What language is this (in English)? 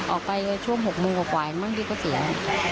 Thai